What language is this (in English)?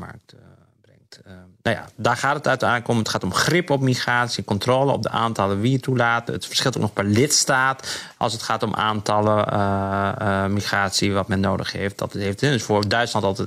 Dutch